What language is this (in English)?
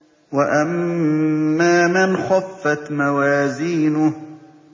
Arabic